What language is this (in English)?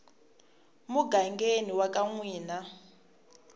Tsonga